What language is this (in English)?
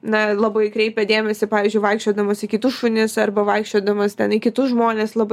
Lithuanian